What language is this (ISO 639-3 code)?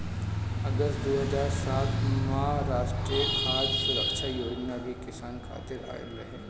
bho